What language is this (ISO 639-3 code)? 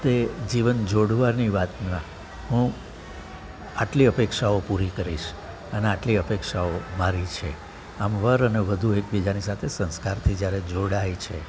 guj